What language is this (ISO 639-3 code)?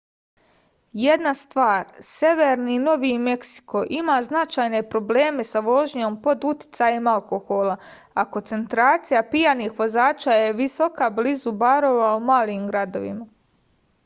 srp